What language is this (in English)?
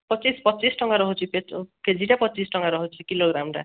Odia